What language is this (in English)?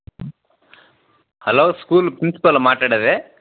Telugu